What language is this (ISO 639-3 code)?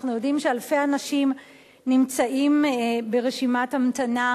heb